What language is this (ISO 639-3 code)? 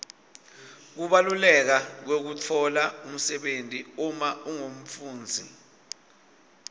ssw